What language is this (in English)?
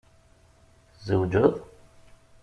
Kabyle